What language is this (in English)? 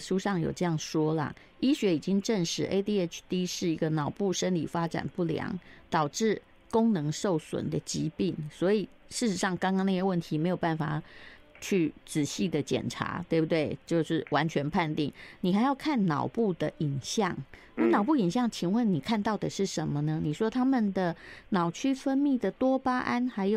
Chinese